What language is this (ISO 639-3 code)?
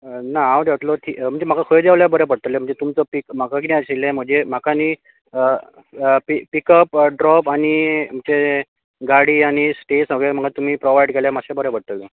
kok